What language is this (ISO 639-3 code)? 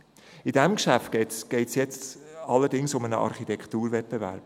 gsw